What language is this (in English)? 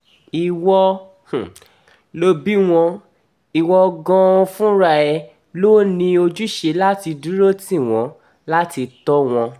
Yoruba